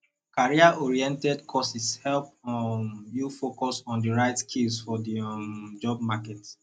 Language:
Nigerian Pidgin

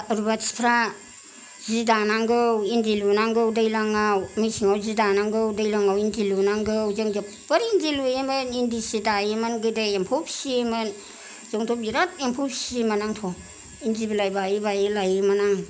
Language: Bodo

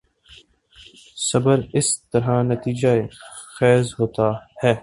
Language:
Urdu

